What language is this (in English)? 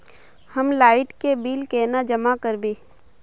Magahi